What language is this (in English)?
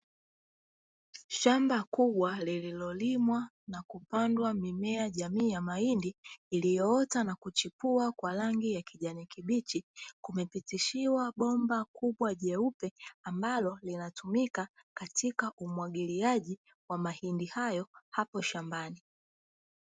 Swahili